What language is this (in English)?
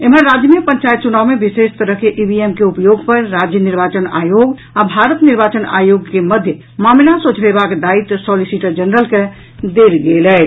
Maithili